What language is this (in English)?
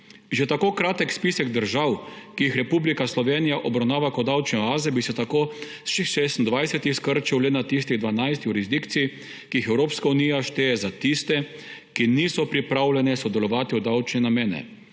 Slovenian